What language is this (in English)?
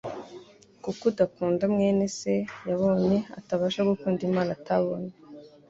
Kinyarwanda